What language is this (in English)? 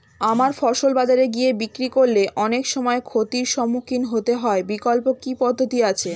Bangla